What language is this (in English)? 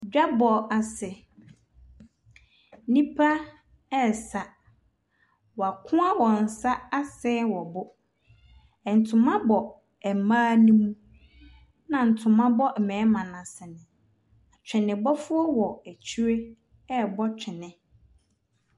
Akan